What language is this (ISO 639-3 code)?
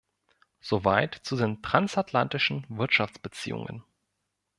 deu